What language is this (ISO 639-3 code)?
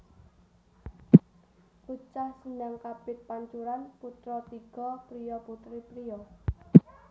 jav